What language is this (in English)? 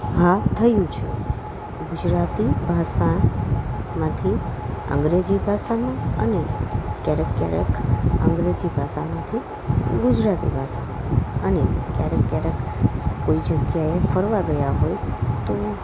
Gujarati